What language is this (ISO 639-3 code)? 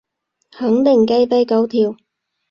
yue